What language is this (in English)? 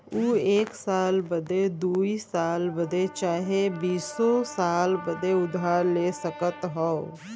Bhojpuri